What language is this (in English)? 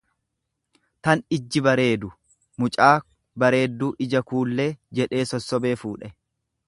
Oromo